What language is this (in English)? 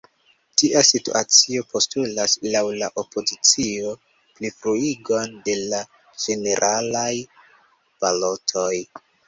Esperanto